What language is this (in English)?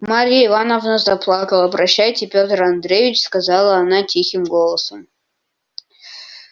Russian